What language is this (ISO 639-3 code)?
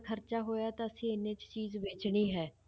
pan